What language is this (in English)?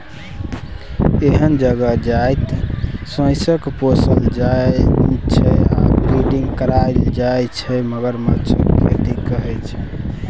Maithili